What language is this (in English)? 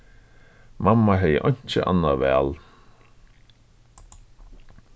Faroese